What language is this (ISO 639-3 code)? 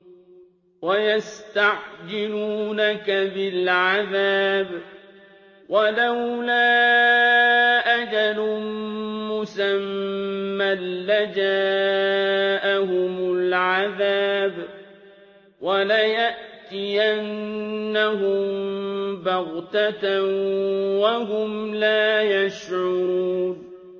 ara